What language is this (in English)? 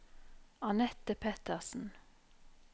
Norwegian